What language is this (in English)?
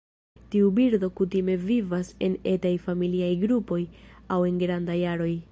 Esperanto